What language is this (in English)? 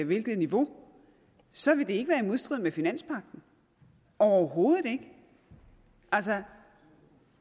Danish